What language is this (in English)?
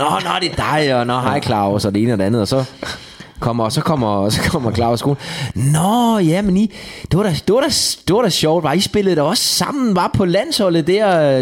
Danish